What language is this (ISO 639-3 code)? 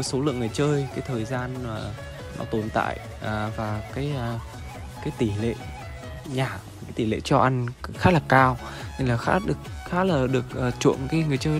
vie